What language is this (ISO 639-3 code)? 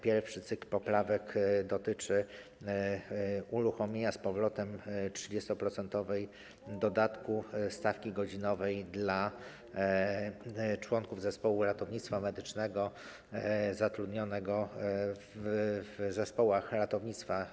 pol